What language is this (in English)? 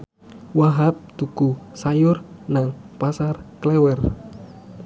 Javanese